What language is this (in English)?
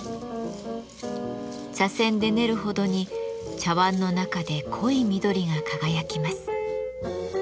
Japanese